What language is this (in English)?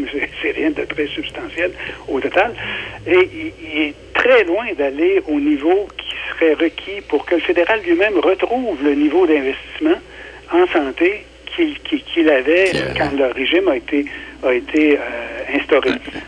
French